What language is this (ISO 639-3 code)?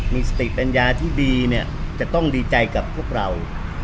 tha